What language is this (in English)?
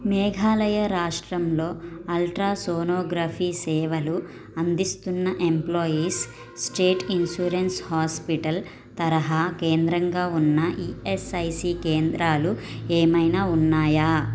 Telugu